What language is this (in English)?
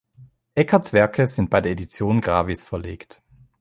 German